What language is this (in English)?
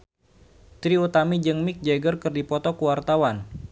Sundanese